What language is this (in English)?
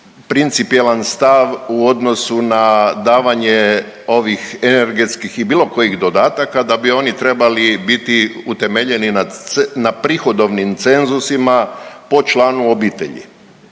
Croatian